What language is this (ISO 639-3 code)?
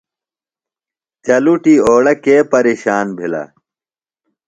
phl